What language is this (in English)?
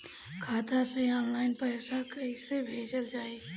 Bhojpuri